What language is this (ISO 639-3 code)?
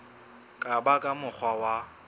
sot